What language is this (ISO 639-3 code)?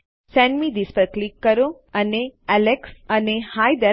guj